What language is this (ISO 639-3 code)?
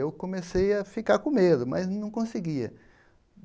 por